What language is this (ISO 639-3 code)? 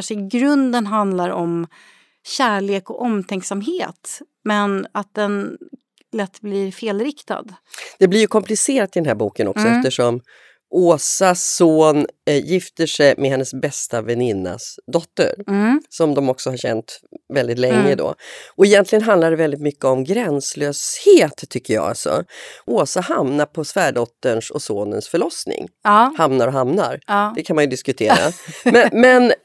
swe